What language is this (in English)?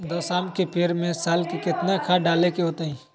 Magahi